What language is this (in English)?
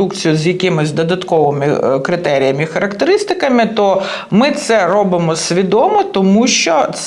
Ukrainian